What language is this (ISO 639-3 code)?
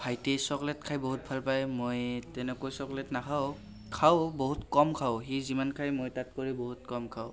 asm